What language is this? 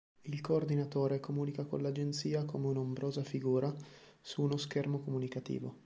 Italian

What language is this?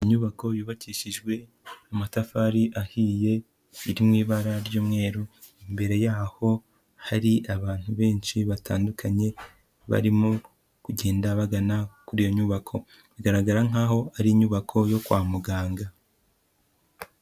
Kinyarwanda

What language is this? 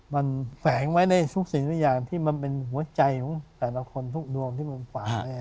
Thai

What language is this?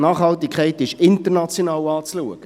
Swiss German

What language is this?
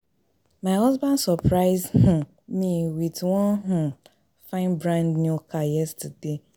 Nigerian Pidgin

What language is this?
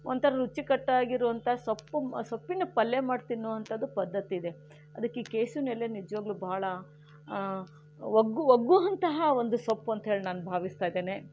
Kannada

